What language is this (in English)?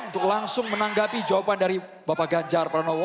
Indonesian